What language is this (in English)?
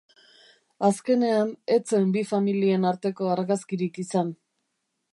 Basque